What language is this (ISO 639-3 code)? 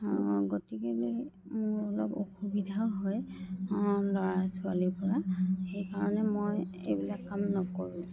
asm